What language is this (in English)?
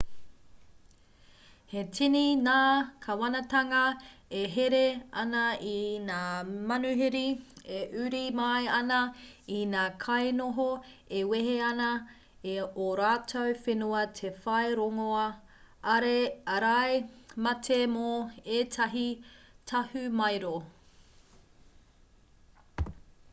Māori